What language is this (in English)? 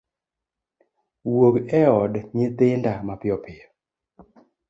Luo (Kenya and Tanzania)